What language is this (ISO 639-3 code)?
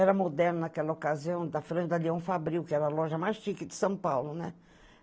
por